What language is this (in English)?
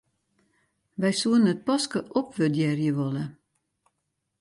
Western Frisian